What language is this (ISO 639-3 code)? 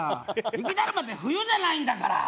jpn